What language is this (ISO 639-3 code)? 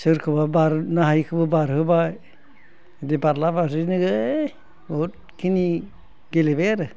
brx